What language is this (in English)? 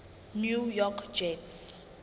Southern Sotho